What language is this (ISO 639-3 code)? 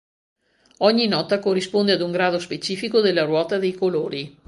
ita